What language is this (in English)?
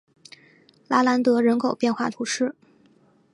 Chinese